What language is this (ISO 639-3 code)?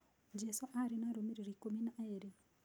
kik